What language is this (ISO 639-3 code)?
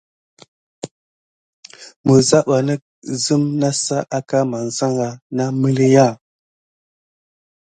gid